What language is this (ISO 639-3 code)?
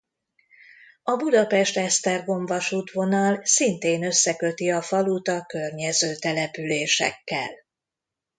hun